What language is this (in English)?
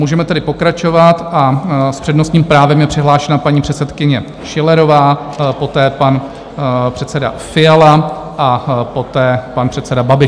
Czech